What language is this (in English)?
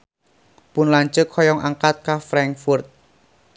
Sundanese